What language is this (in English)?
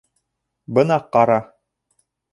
Bashkir